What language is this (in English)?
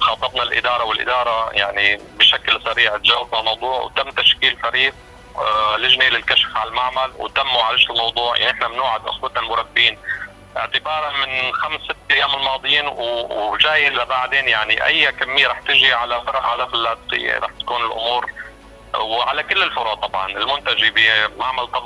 Arabic